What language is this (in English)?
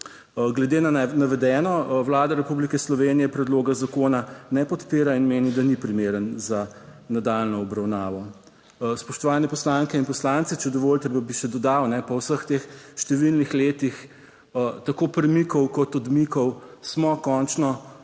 Slovenian